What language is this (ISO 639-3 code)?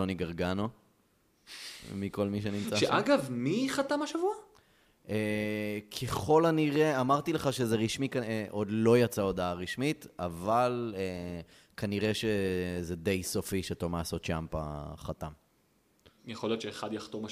heb